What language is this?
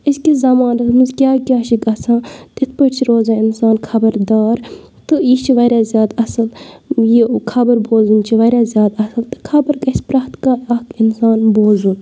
Kashmiri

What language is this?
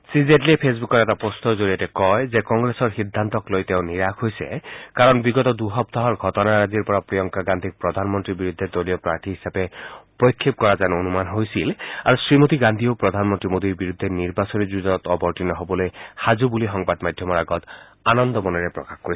Assamese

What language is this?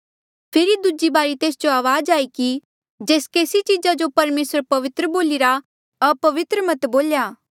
Mandeali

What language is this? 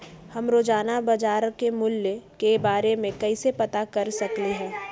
Magahi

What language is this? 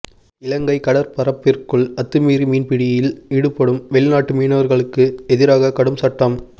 Tamil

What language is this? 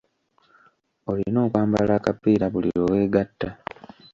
Ganda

